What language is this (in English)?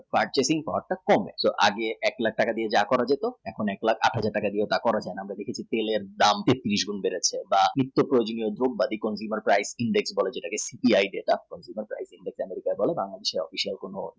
Bangla